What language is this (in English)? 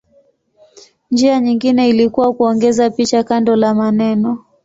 Swahili